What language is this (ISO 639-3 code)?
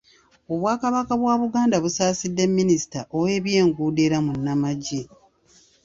lug